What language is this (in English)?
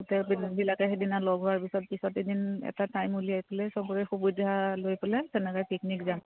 Assamese